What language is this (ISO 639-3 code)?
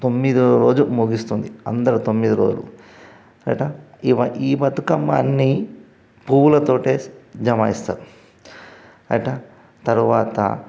tel